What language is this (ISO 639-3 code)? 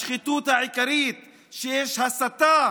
heb